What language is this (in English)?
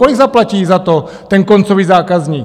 Czech